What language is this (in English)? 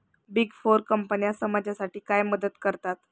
Marathi